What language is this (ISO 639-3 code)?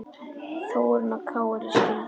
isl